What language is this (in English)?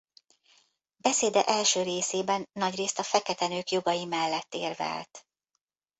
Hungarian